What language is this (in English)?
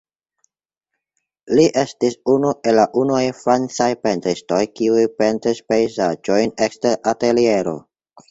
Esperanto